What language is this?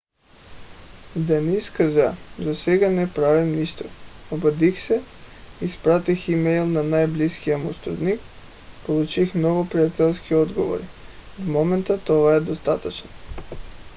Bulgarian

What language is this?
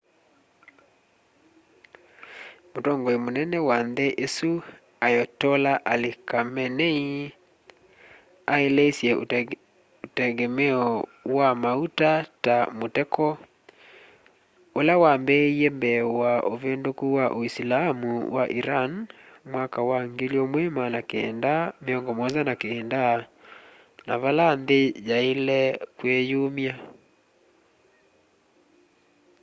Kamba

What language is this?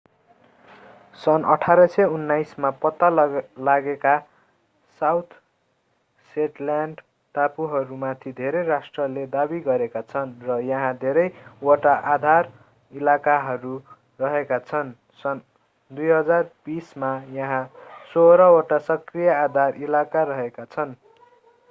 Nepali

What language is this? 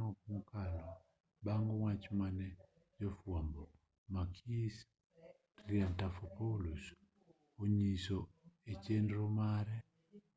Luo (Kenya and Tanzania)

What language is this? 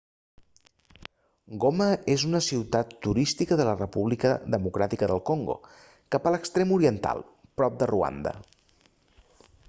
Catalan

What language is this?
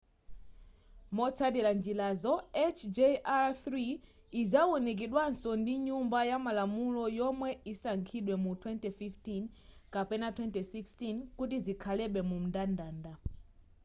Nyanja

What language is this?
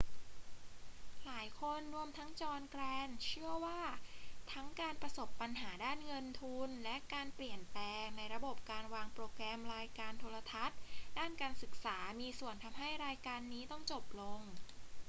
Thai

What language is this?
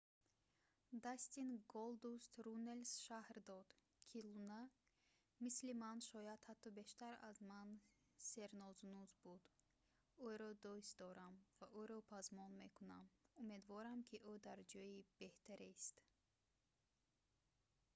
Tajik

